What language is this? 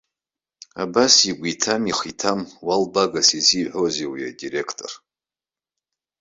Abkhazian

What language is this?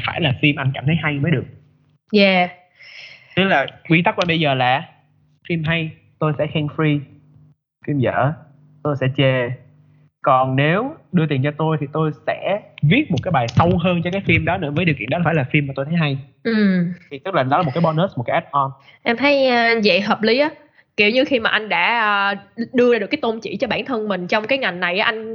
Vietnamese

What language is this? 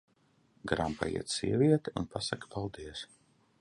Latvian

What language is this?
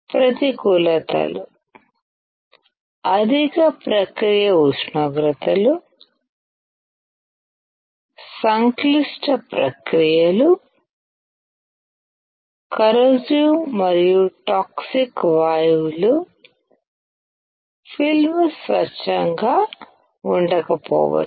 Telugu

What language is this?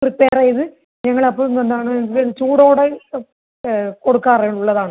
Malayalam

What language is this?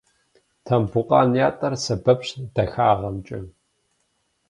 Kabardian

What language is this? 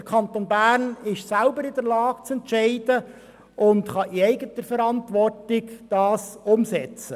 Swiss German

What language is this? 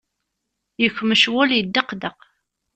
Kabyle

